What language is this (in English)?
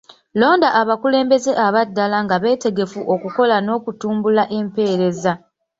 Ganda